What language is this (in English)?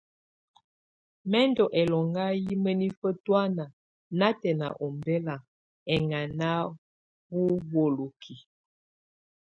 Tunen